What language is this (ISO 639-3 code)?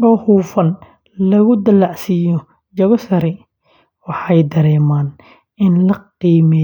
som